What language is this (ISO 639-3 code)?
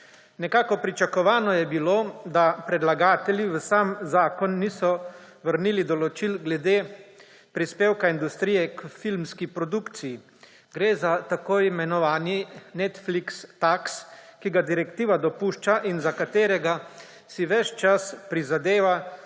slv